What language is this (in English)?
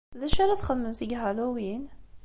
Kabyle